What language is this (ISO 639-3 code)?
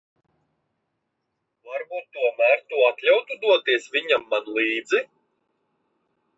lav